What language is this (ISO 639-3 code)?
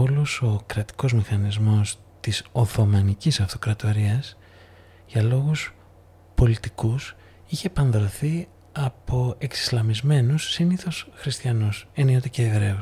ell